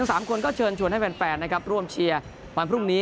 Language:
Thai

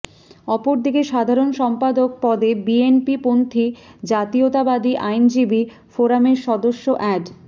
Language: Bangla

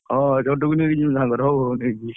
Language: Odia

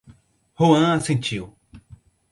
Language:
Portuguese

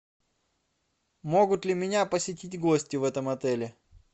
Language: Russian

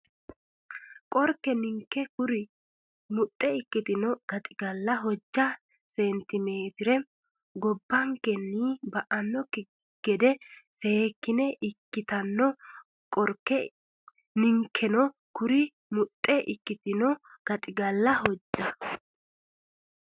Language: Sidamo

